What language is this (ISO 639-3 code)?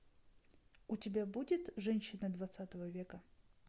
rus